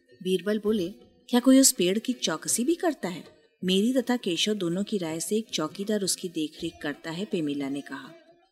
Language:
Hindi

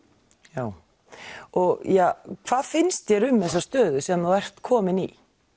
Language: Icelandic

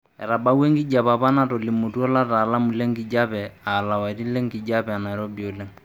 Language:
Masai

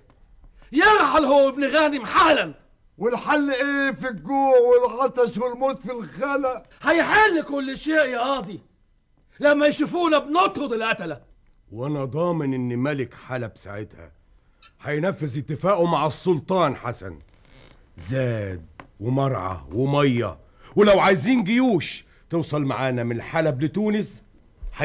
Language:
Arabic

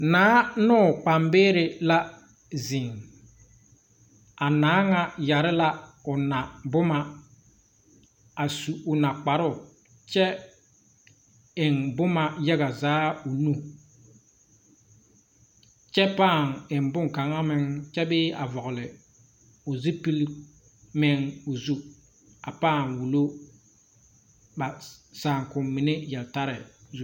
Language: Southern Dagaare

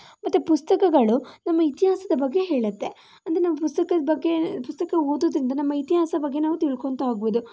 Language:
Kannada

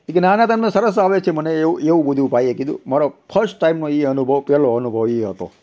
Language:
Gujarati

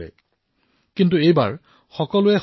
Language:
Assamese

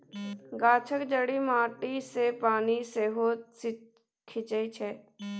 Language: Maithili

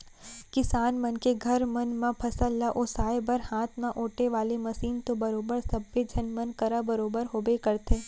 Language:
Chhattisgarhi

